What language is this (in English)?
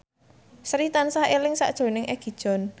Javanese